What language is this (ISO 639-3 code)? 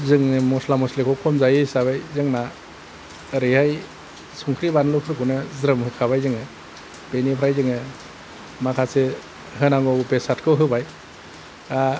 brx